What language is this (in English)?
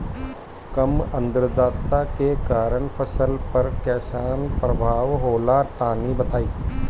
Bhojpuri